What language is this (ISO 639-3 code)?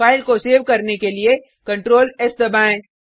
hin